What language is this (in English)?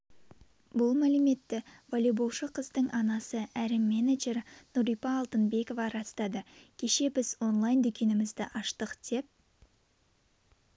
Kazakh